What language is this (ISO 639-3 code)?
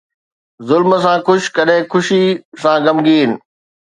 snd